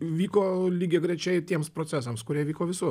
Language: Lithuanian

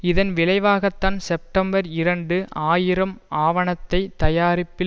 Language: Tamil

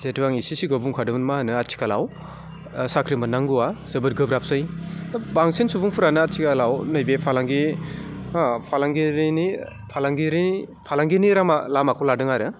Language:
Bodo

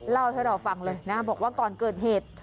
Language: Thai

